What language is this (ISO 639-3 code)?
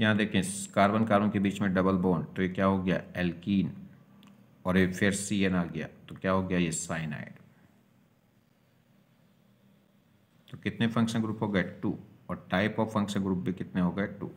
hin